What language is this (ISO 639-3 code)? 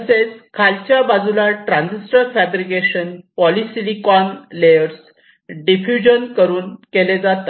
mar